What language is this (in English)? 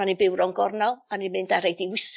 Welsh